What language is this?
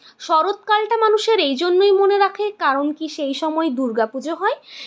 Bangla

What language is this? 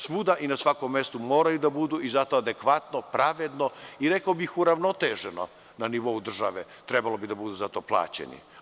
Serbian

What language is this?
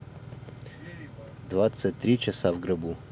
Russian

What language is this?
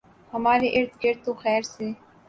Urdu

